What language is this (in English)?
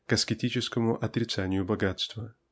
Russian